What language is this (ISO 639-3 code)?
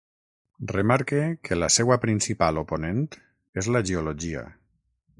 cat